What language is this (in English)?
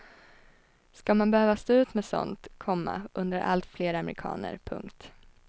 Swedish